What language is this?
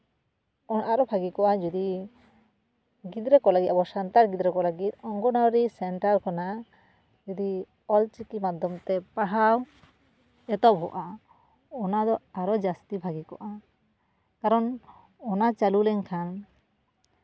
Santali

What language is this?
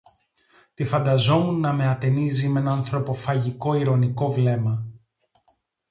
Greek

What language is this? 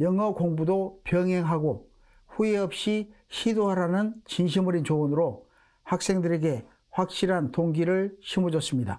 Korean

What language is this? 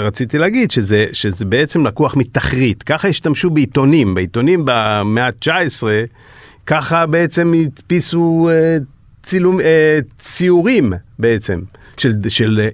Hebrew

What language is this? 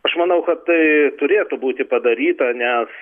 Lithuanian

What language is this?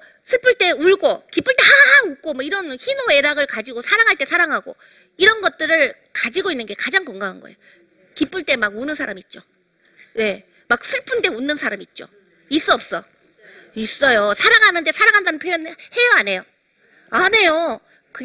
Korean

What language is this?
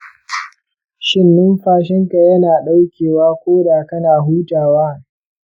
Hausa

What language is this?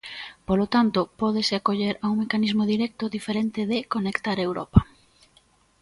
Galician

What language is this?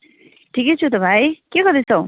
Nepali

